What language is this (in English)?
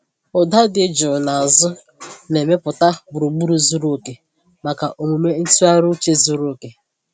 Igbo